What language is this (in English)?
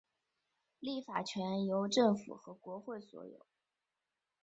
Chinese